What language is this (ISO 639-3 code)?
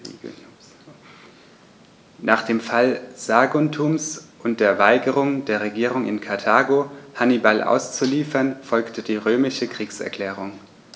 deu